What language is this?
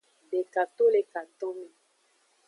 Aja (Benin)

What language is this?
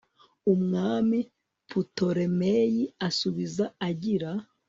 Kinyarwanda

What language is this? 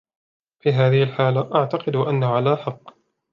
Arabic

